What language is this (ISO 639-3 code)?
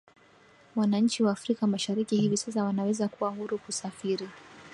swa